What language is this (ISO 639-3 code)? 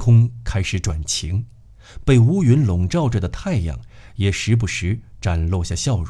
zho